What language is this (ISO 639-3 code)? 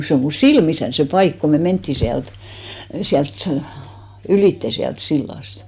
fin